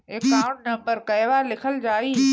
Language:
Bhojpuri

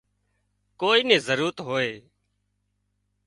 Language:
Wadiyara Koli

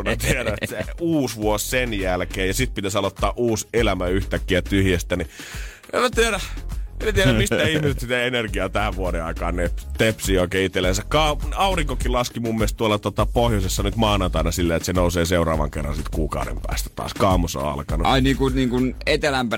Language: Finnish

